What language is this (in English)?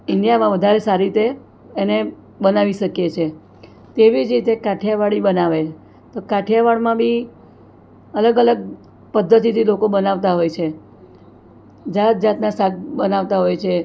Gujarati